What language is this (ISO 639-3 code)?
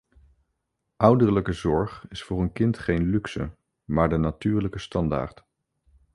nld